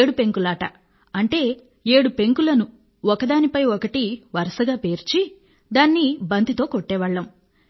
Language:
Telugu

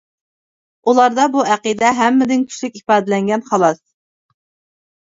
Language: Uyghur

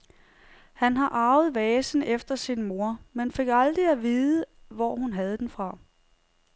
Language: Danish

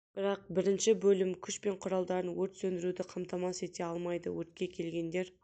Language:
Kazakh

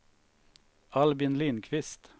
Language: Swedish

